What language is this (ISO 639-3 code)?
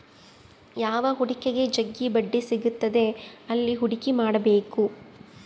kan